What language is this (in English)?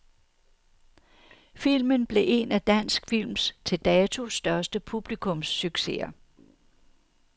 Danish